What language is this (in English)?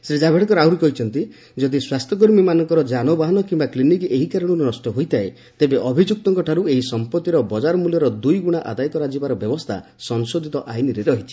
Odia